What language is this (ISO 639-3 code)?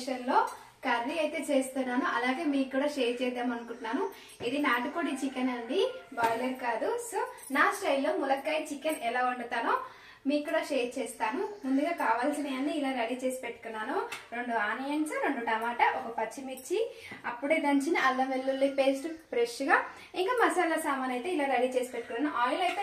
tel